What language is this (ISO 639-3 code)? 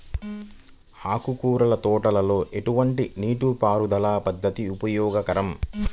tel